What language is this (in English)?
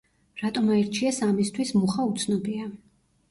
Georgian